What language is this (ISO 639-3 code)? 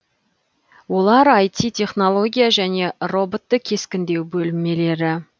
kaz